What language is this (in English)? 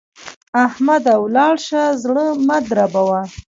Pashto